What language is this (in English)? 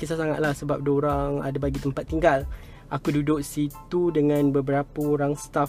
Malay